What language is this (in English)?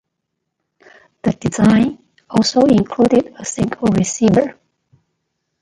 English